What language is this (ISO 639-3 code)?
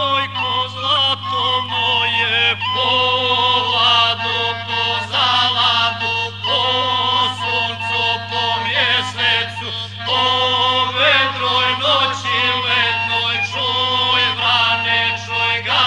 slk